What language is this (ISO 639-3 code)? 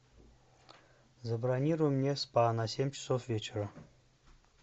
rus